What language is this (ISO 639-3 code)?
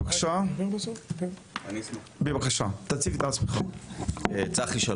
heb